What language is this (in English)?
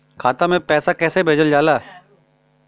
Bhojpuri